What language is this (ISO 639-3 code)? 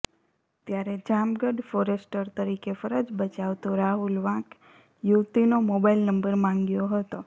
guj